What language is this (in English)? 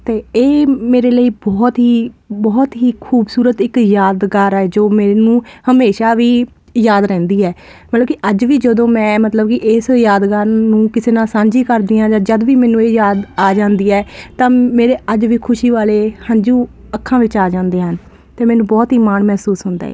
Punjabi